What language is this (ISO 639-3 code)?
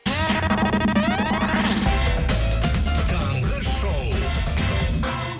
kaz